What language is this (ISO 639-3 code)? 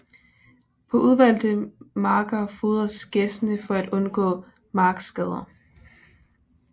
dan